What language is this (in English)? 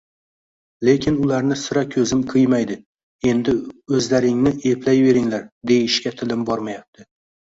Uzbek